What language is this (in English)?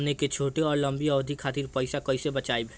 Bhojpuri